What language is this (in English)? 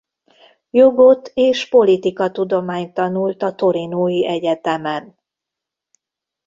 Hungarian